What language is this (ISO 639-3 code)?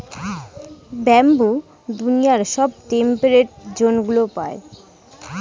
ben